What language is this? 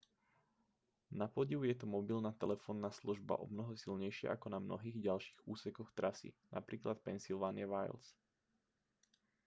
Slovak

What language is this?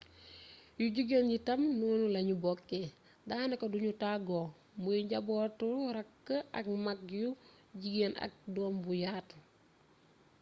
Wolof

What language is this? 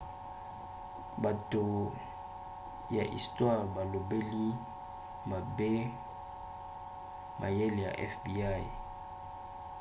Lingala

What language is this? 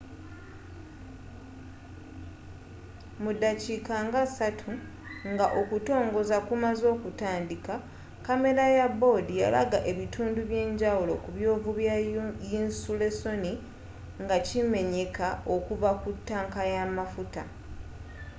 Ganda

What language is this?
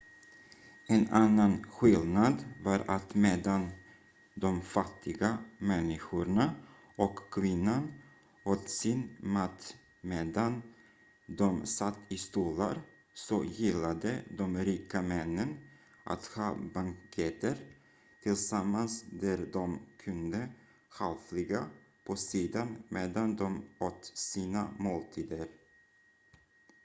Swedish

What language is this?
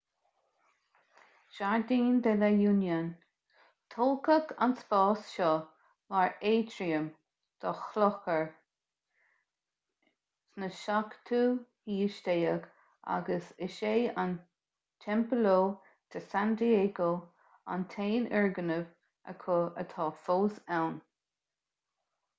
Irish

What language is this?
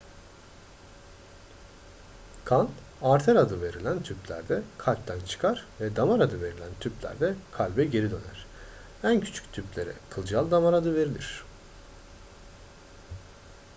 Turkish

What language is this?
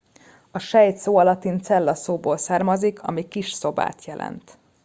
Hungarian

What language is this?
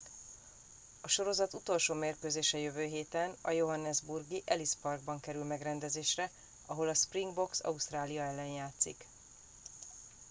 Hungarian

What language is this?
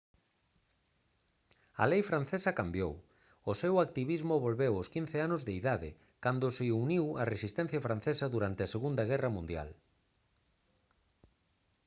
Galician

